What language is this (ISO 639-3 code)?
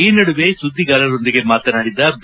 kan